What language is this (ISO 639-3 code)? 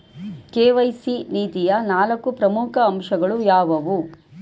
kan